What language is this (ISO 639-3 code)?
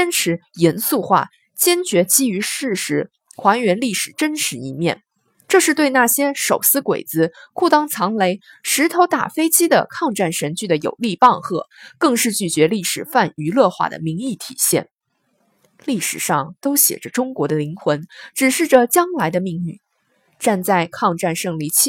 zho